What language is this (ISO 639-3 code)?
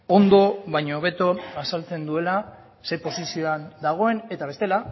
eus